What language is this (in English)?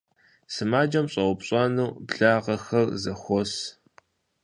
Kabardian